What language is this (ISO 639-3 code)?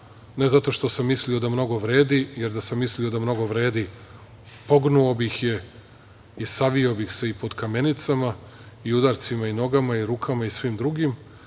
srp